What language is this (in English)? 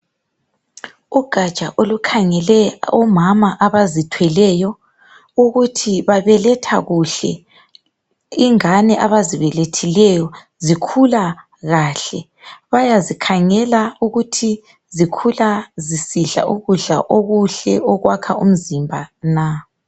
North Ndebele